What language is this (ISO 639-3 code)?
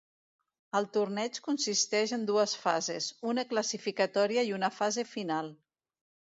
cat